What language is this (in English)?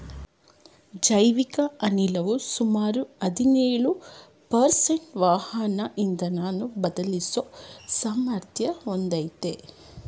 Kannada